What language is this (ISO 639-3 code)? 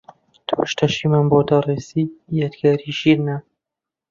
ckb